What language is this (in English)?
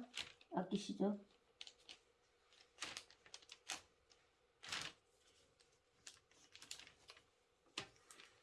Korean